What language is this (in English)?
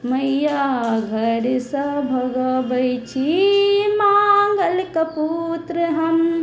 Maithili